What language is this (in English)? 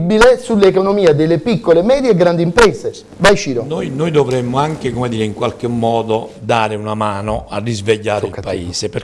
Italian